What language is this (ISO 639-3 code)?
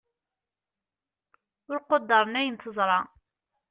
kab